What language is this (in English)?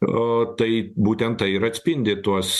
Lithuanian